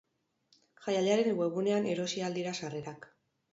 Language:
Basque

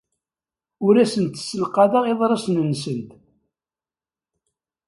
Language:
Kabyle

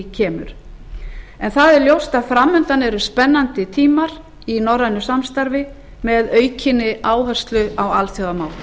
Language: Icelandic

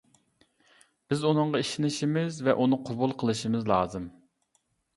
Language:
Uyghur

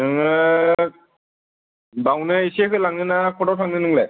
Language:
Bodo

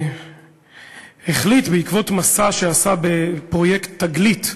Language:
Hebrew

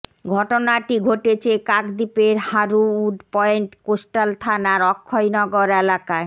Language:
Bangla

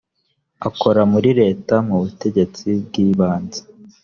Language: Kinyarwanda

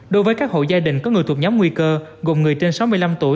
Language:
Vietnamese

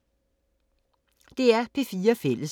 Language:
Danish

